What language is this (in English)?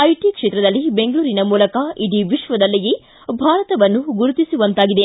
Kannada